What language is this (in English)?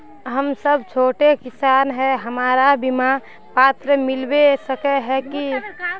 Magahi